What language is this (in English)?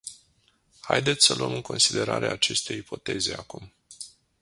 Romanian